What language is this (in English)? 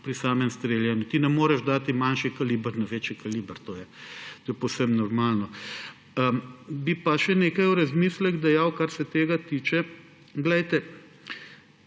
Slovenian